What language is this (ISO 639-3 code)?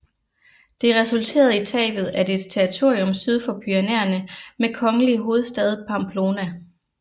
dan